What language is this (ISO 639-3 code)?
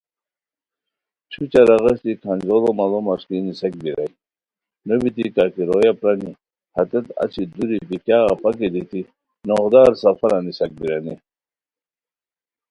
khw